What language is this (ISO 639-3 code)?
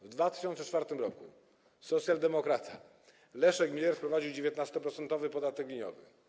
pol